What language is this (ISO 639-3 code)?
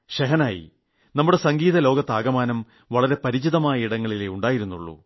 mal